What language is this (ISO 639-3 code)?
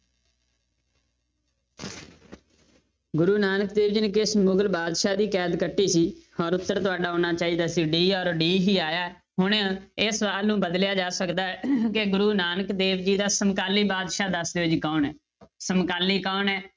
pan